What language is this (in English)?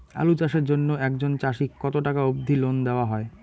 Bangla